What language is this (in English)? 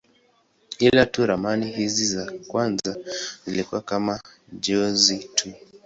Swahili